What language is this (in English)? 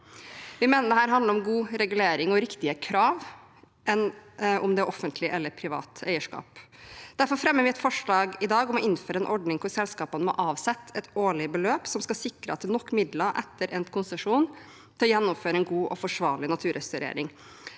Norwegian